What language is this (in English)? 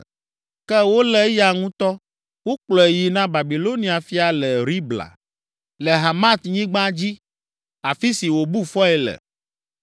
Ewe